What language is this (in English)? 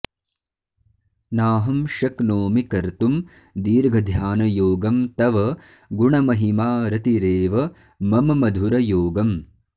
Sanskrit